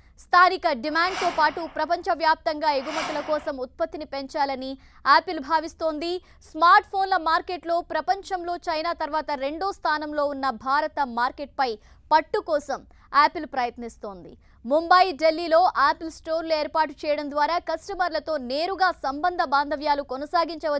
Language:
Hindi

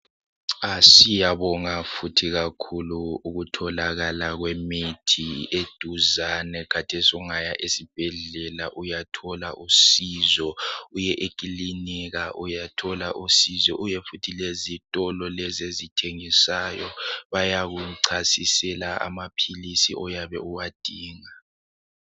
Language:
North Ndebele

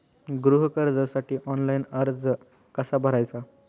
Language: Marathi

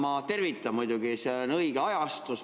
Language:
Estonian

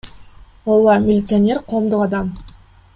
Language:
Kyrgyz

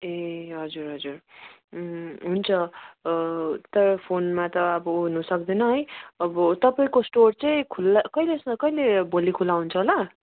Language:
Nepali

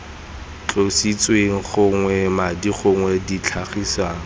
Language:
Tswana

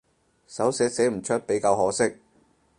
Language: Cantonese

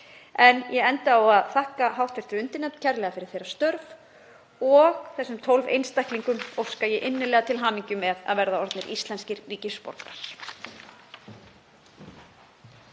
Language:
Icelandic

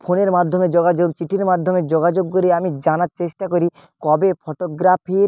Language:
Bangla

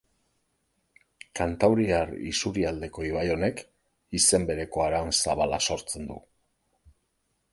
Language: Basque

